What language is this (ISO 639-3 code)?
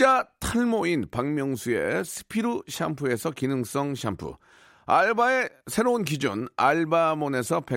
kor